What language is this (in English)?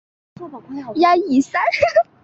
Chinese